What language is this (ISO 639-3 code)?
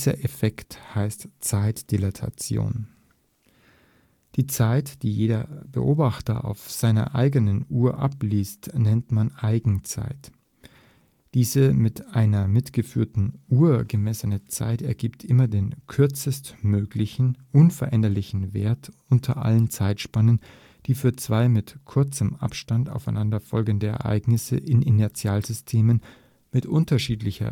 deu